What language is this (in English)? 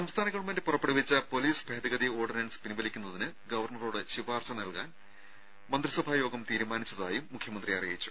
Malayalam